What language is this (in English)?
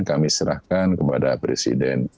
Indonesian